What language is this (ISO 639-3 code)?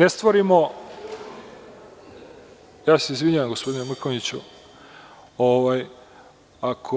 srp